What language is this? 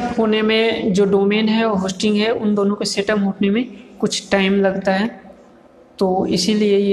Hindi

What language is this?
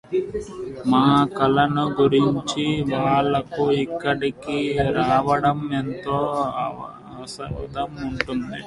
Telugu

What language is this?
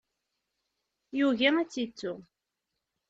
Kabyle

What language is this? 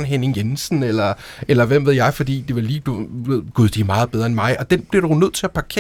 Danish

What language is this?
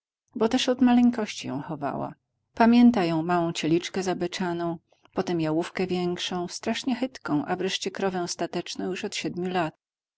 Polish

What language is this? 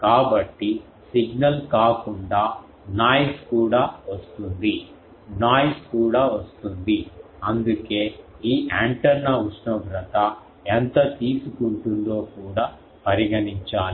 Telugu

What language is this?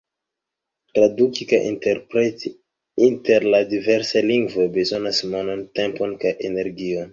Esperanto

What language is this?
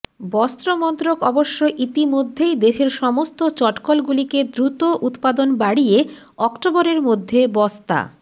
Bangla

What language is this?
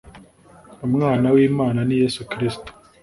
Kinyarwanda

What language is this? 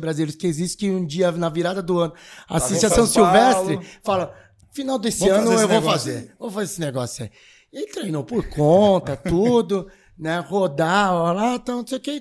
Portuguese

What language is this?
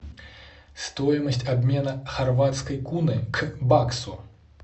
Russian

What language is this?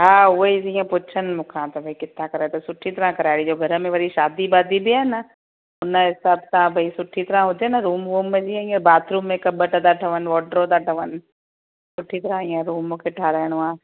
Sindhi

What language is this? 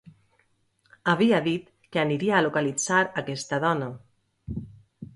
Catalan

